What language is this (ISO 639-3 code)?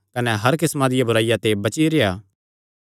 xnr